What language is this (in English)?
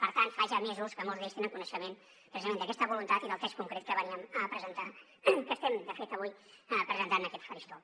Catalan